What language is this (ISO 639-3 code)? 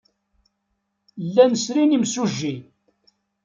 kab